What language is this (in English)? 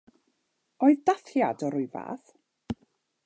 Welsh